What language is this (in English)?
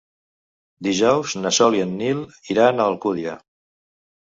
Catalan